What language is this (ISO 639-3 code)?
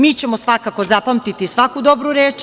srp